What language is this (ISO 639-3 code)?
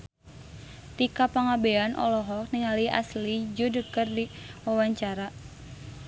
sun